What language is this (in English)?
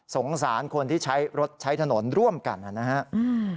Thai